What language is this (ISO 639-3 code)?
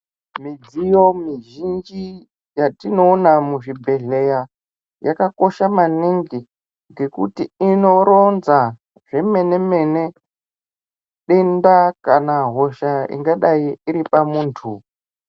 ndc